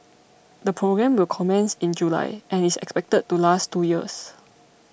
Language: English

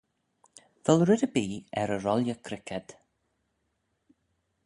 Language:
Manx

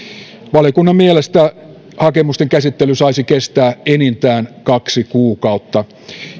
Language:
Finnish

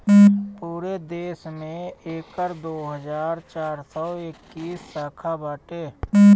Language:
Bhojpuri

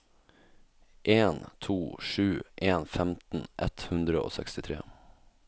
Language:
Norwegian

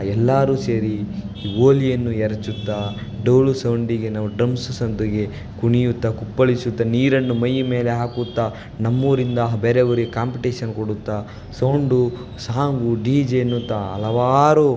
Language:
Kannada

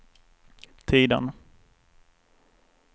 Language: Swedish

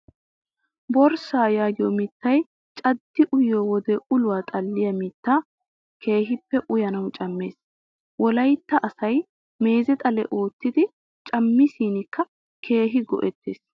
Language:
Wolaytta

